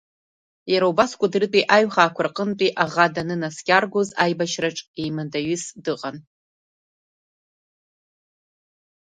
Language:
Abkhazian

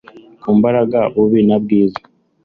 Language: Kinyarwanda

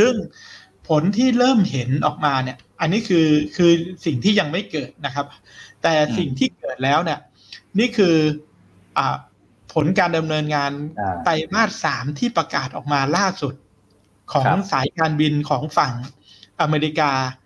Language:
Thai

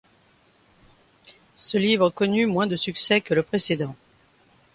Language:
French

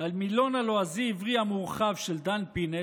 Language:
Hebrew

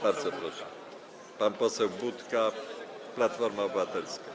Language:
Polish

